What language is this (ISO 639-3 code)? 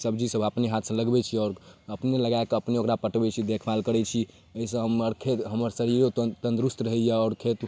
mai